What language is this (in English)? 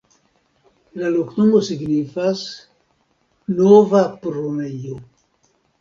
Esperanto